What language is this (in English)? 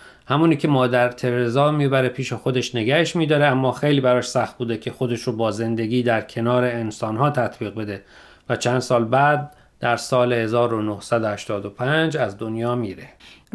Persian